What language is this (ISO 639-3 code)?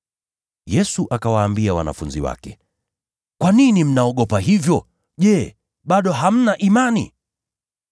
swa